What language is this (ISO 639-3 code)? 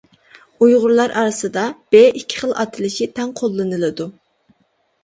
uig